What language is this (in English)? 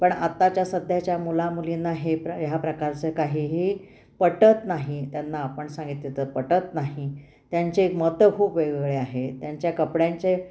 Marathi